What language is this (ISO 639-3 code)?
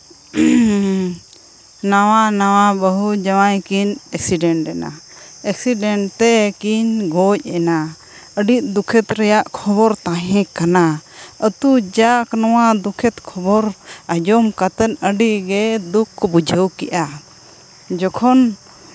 sat